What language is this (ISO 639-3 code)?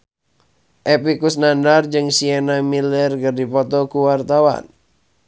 sun